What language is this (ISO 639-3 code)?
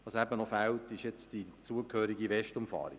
gsw